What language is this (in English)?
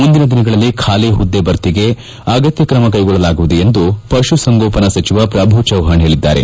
Kannada